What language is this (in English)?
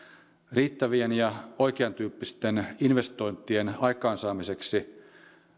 Finnish